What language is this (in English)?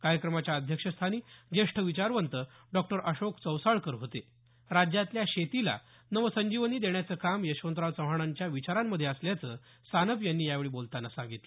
Marathi